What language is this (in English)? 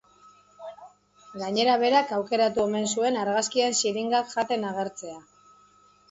Basque